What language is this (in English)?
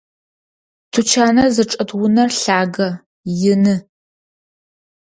Adyghe